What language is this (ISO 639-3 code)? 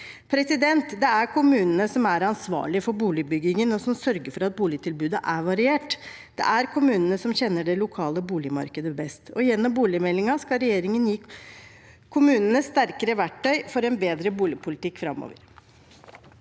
nor